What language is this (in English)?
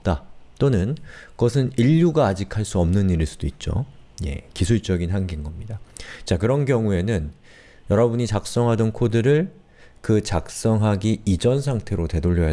Korean